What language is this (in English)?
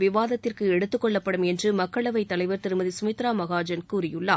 Tamil